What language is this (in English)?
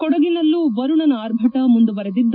Kannada